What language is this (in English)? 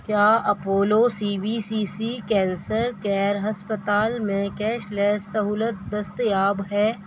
Urdu